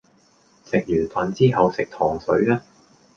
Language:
Cantonese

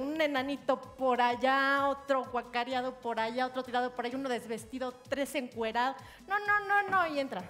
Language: Spanish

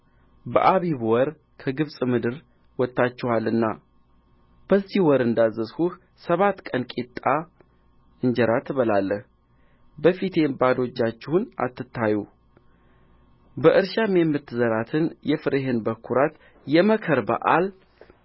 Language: Amharic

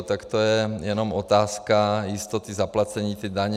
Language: Czech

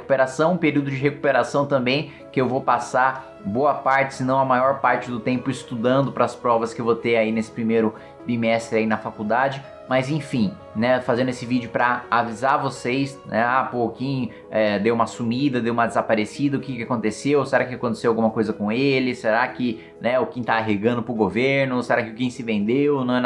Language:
Portuguese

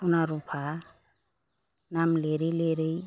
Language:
Bodo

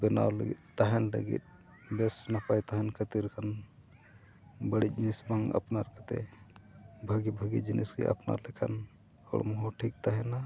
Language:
Santali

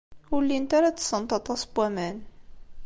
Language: Kabyle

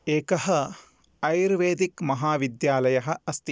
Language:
Sanskrit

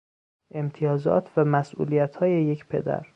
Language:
Persian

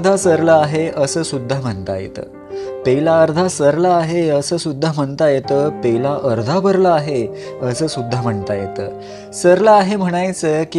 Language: Marathi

